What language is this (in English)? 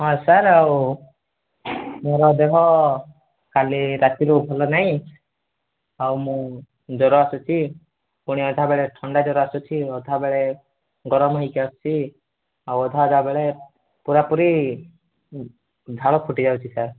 Odia